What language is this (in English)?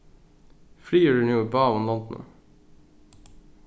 Faroese